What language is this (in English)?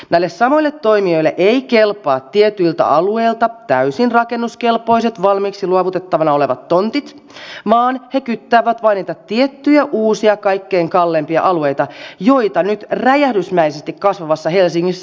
Finnish